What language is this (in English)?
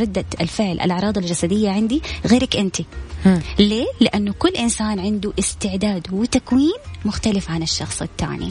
Arabic